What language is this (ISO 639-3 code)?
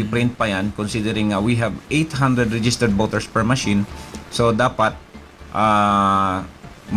fil